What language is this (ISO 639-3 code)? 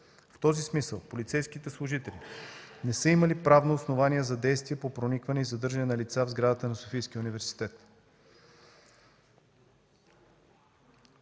bul